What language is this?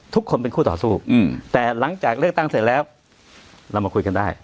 Thai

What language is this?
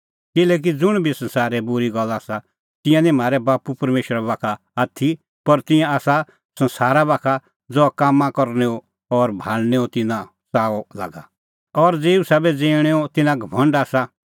Kullu Pahari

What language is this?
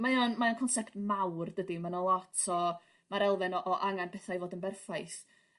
Welsh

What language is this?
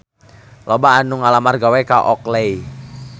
Sundanese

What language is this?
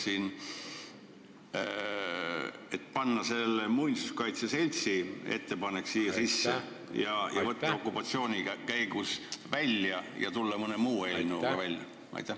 Estonian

